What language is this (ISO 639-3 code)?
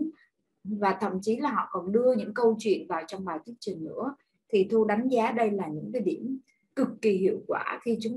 vie